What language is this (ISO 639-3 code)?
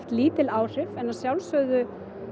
isl